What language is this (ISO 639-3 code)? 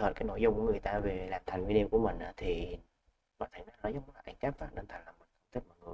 vie